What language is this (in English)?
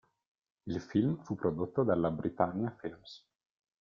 Italian